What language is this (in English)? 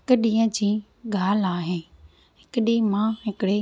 Sindhi